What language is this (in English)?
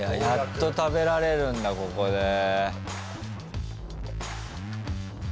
Japanese